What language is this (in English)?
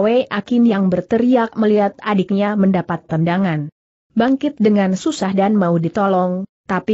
Indonesian